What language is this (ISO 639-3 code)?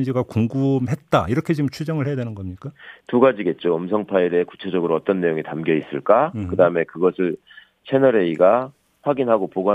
kor